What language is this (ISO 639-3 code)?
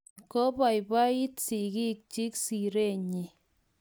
kln